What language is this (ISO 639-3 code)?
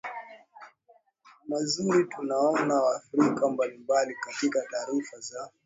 swa